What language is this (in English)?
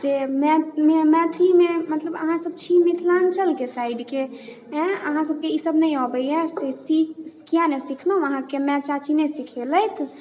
Maithili